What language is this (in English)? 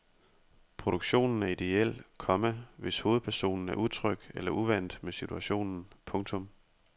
Danish